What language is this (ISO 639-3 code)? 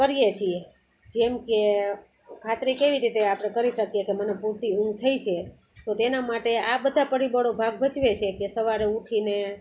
guj